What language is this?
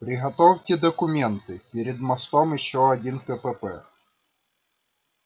Russian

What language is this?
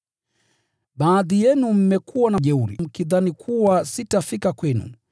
Swahili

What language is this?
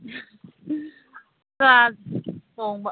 Manipuri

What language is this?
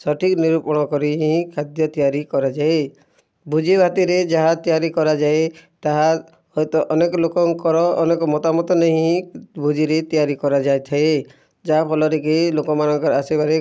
Odia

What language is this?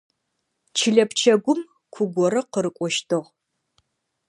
Adyghe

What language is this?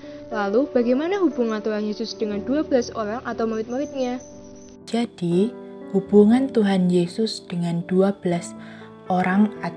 Indonesian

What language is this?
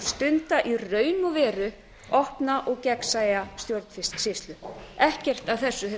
Icelandic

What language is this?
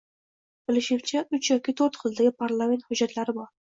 Uzbek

